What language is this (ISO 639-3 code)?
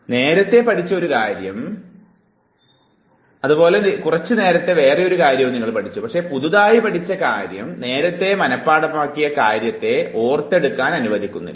mal